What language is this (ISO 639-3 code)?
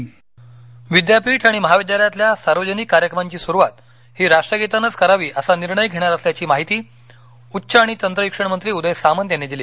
mar